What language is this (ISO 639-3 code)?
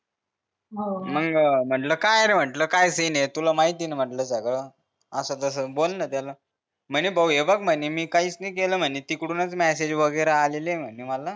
mar